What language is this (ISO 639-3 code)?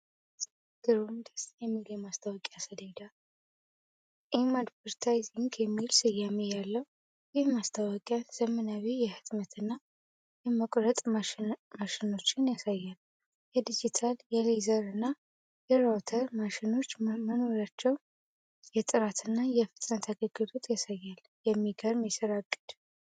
amh